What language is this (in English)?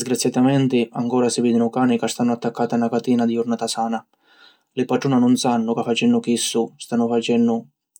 Sicilian